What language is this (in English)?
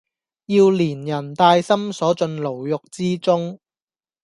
Cantonese